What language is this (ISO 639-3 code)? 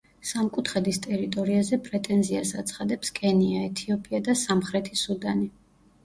kat